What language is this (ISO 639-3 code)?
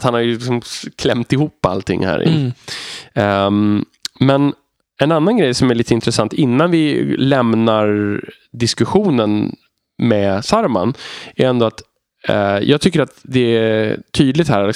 swe